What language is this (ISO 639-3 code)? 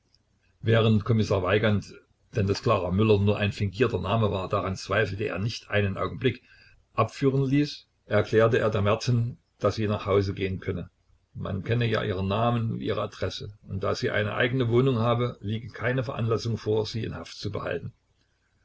deu